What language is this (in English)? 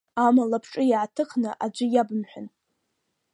Abkhazian